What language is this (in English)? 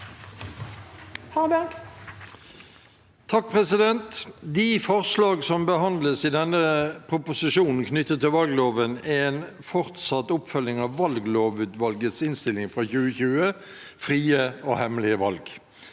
Norwegian